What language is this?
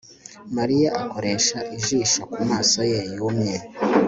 Kinyarwanda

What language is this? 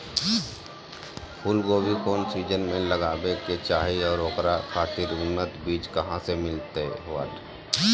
Magahi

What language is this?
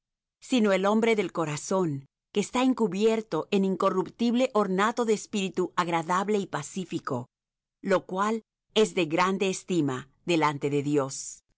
Spanish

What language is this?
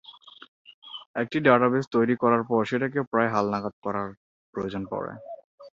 Bangla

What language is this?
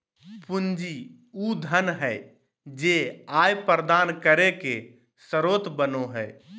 Magahi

